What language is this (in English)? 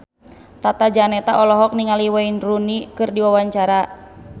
Sundanese